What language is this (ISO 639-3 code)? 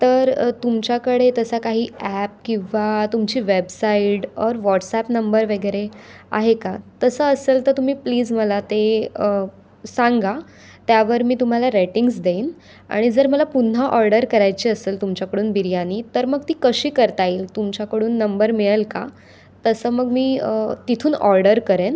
mar